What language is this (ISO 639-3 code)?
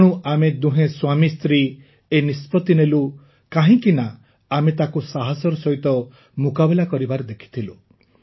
ori